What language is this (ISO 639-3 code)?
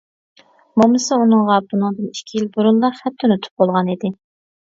uig